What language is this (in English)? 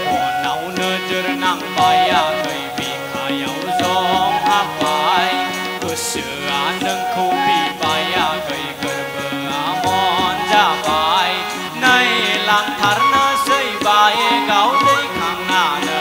Thai